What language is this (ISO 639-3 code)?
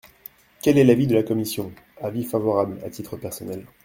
fra